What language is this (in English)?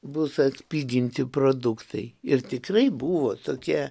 Lithuanian